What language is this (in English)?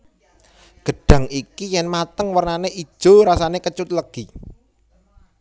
Javanese